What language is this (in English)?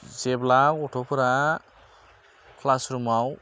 Bodo